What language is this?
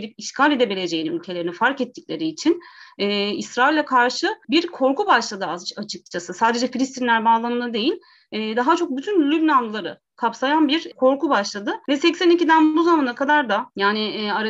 Turkish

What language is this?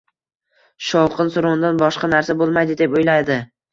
Uzbek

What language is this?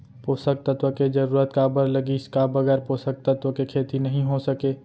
Chhattisgarhi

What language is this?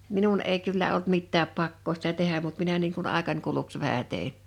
Finnish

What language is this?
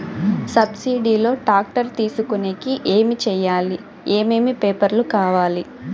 Telugu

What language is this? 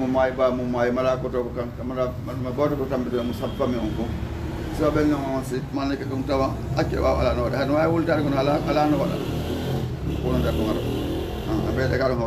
Arabic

